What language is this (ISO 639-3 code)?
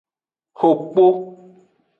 ajg